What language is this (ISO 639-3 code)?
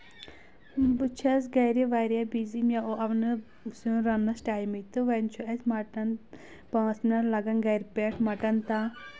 kas